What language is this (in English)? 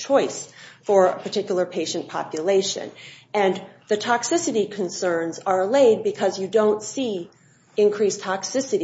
English